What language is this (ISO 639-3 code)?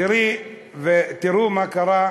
heb